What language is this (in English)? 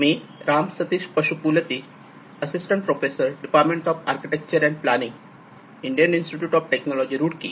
Marathi